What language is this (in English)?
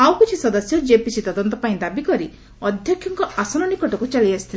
Odia